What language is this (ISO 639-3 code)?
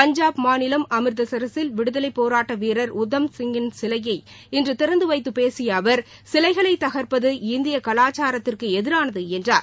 tam